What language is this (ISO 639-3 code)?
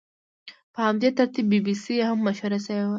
pus